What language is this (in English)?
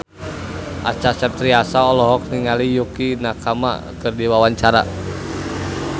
Sundanese